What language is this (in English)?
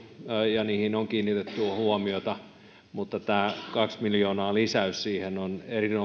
Finnish